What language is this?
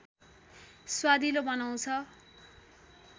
Nepali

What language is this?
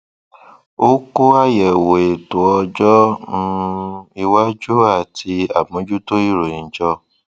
Yoruba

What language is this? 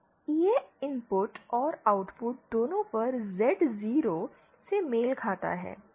Hindi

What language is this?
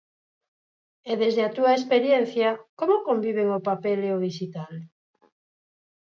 Galician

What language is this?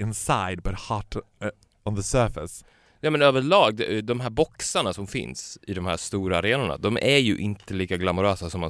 Swedish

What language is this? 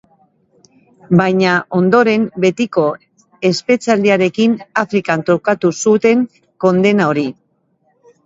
Basque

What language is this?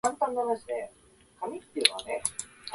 Japanese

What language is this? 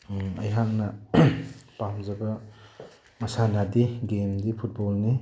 Manipuri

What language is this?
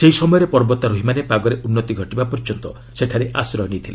Odia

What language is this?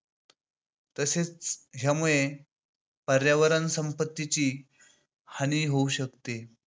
Marathi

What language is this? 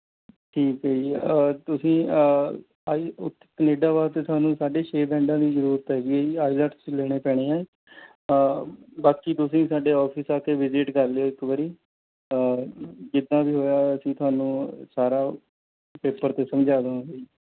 Punjabi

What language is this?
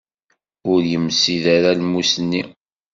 Kabyle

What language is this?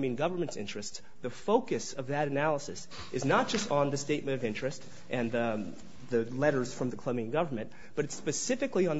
English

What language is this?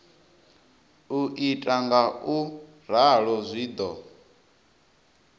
Venda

